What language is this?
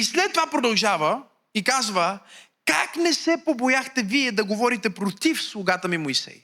Bulgarian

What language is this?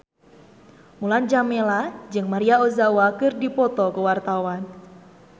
Sundanese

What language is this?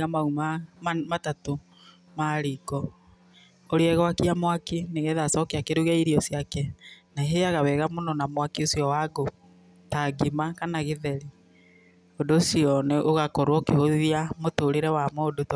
Kikuyu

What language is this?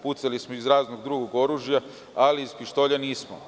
Serbian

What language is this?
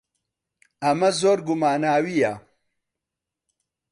Central Kurdish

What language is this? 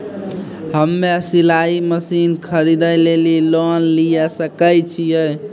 Maithili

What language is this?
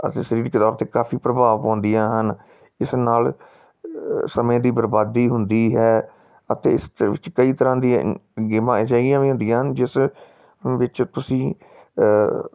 Punjabi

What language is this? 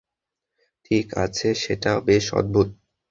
Bangla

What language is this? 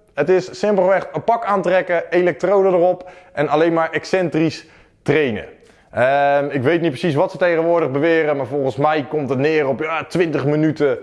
Dutch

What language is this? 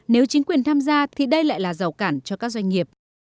Vietnamese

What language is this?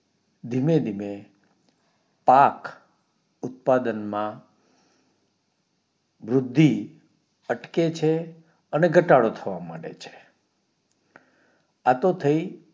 Gujarati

